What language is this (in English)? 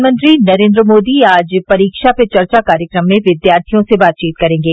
Hindi